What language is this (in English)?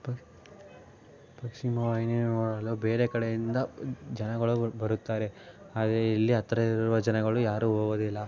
Kannada